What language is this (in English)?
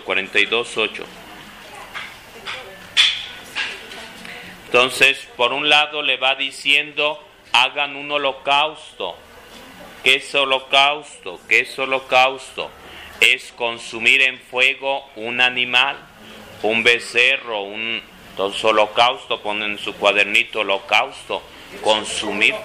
Spanish